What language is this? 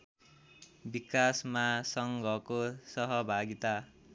Nepali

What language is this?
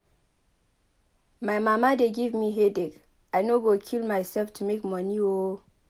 Nigerian Pidgin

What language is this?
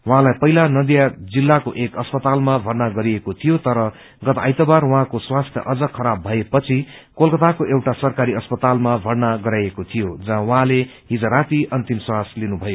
Nepali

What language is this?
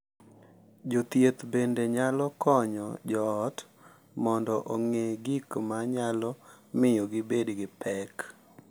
Luo (Kenya and Tanzania)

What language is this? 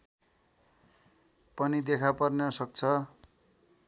Nepali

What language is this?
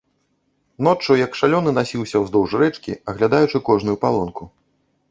Belarusian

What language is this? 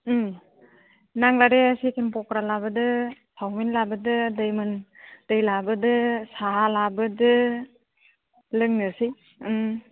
Bodo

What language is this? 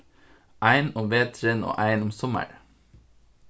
Faroese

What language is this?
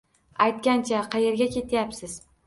Uzbek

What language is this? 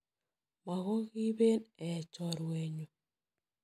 Kalenjin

